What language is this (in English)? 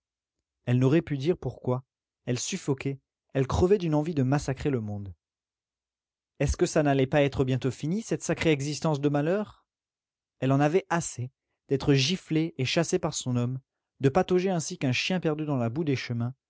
French